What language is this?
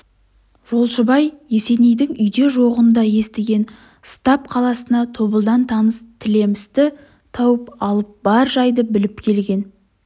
Kazakh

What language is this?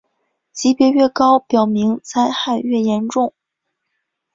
Chinese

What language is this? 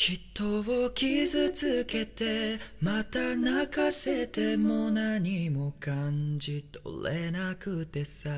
Japanese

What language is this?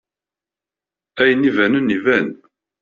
Kabyle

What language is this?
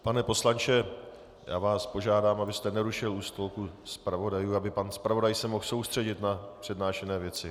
Czech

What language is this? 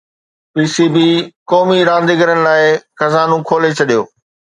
Sindhi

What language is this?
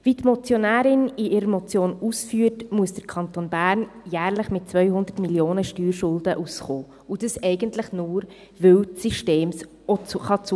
Swiss German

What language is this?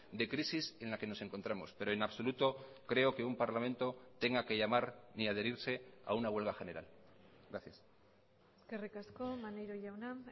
Spanish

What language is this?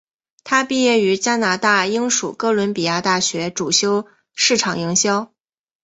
Chinese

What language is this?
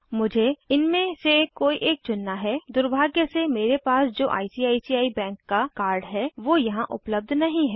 Hindi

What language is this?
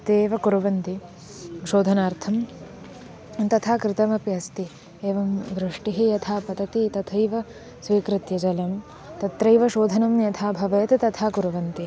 Sanskrit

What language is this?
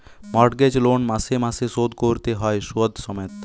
Bangla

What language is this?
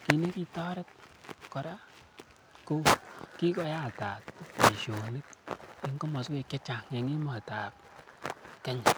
Kalenjin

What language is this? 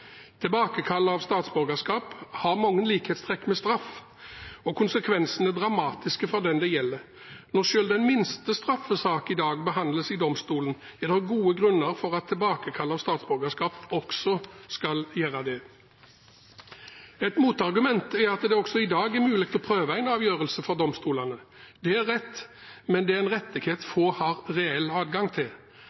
Norwegian Bokmål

